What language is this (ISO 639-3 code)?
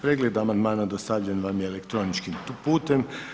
hrv